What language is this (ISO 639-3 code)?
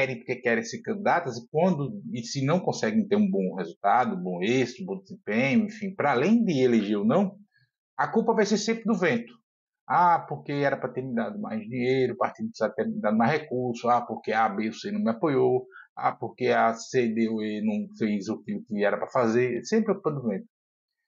por